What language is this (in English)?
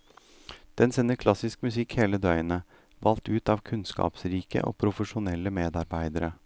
Norwegian